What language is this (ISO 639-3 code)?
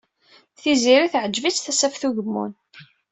kab